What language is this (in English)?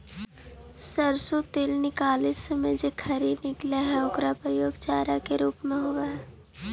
Magahi